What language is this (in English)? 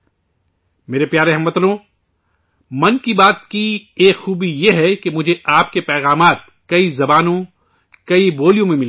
Urdu